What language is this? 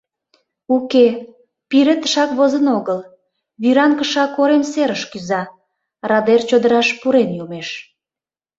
Mari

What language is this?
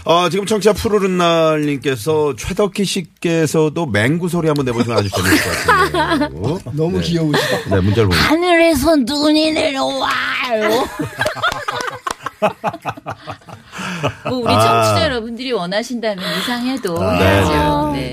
Korean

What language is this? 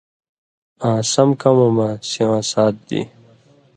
Indus Kohistani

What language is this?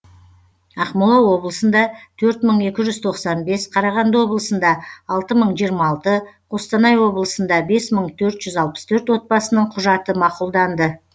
Kazakh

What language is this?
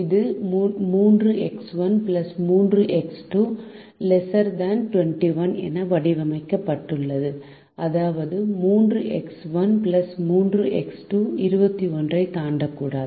Tamil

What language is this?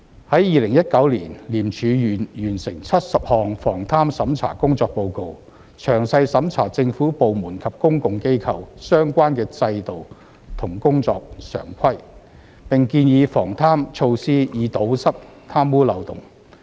Cantonese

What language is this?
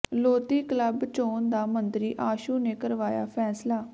Punjabi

